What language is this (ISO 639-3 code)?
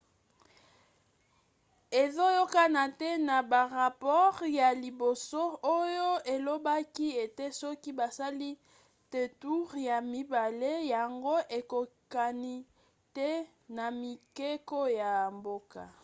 lin